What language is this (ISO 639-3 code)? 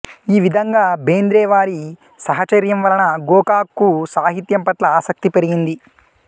tel